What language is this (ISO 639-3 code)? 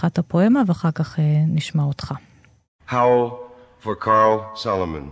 heb